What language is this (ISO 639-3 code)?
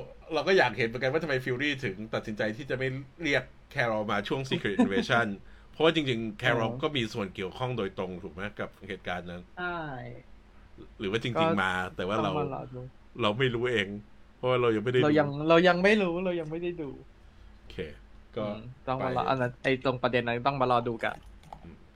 tha